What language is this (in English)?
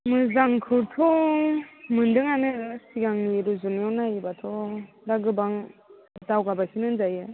Bodo